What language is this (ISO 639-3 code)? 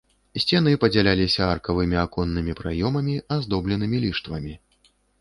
bel